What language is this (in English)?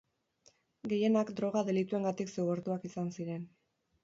Basque